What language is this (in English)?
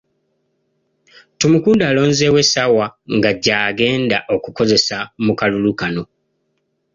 Ganda